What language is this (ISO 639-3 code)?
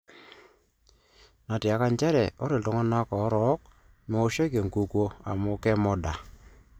mas